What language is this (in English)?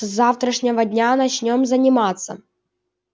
Russian